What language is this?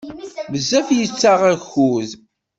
Kabyle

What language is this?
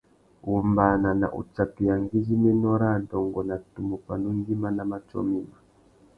Tuki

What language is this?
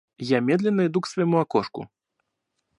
Russian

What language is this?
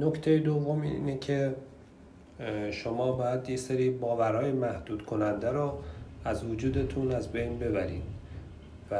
Persian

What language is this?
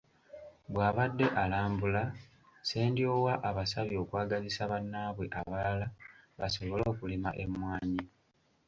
Ganda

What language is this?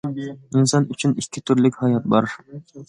Uyghur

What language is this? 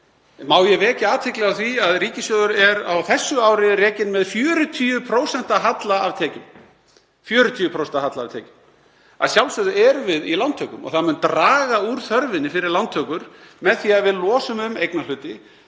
Icelandic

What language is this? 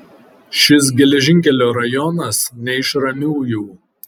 Lithuanian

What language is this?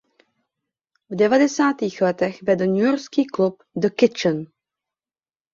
Czech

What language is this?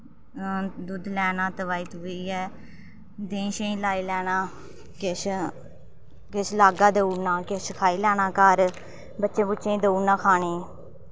Dogri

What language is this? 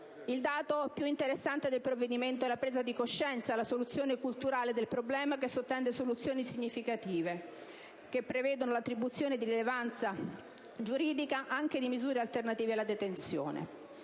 Italian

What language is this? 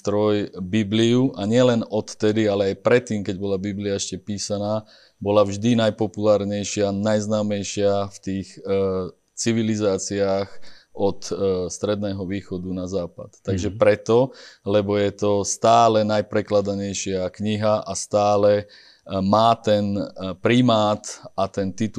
Slovak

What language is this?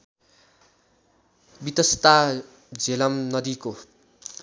Nepali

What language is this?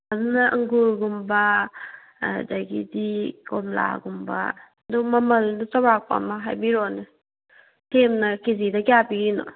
Manipuri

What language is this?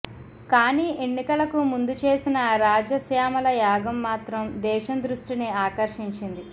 Telugu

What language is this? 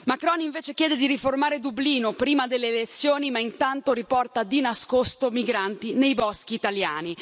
Italian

